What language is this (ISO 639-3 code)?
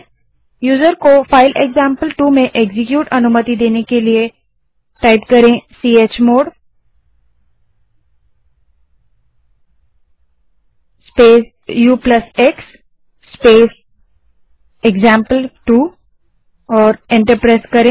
hin